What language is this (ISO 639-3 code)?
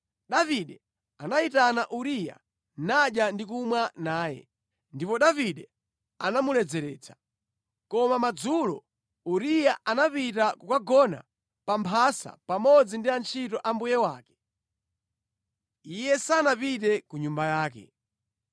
nya